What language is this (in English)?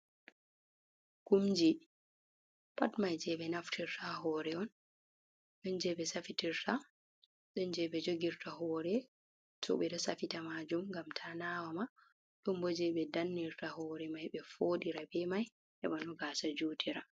Fula